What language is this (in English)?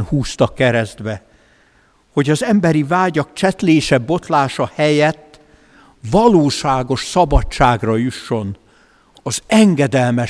Hungarian